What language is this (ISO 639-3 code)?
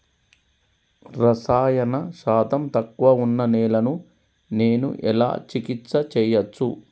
tel